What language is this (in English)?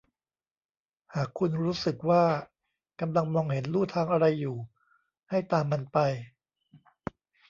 Thai